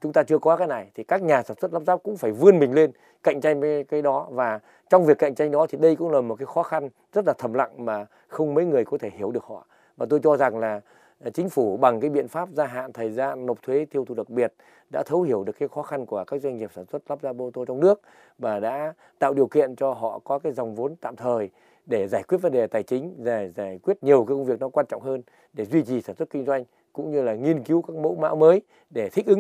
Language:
Vietnamese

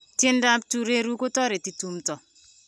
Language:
Kalenjin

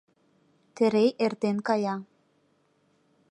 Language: Mari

